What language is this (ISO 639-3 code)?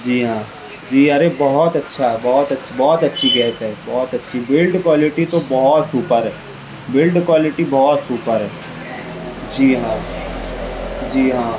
urd